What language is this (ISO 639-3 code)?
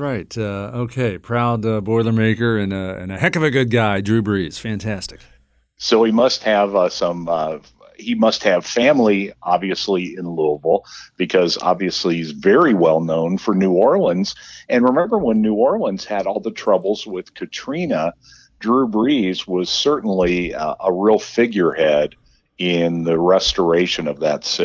eng